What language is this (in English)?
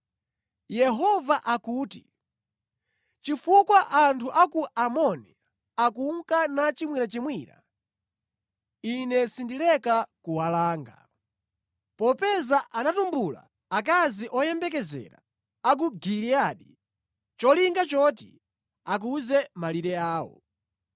Nyanja